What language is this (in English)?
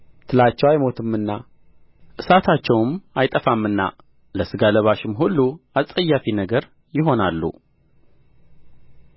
Amharic